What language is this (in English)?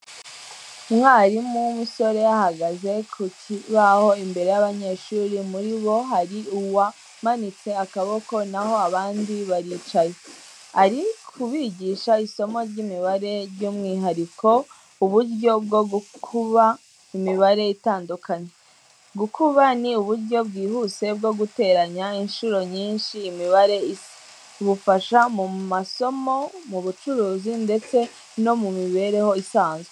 Kinyarwanda